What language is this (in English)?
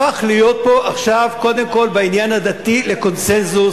Hebrew